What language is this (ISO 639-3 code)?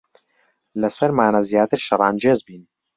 ckb